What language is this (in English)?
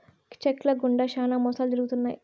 Telugu